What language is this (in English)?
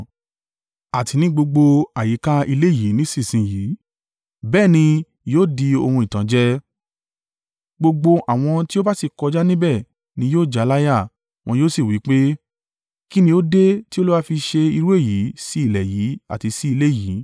Yoruba